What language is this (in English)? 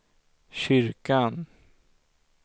Swedish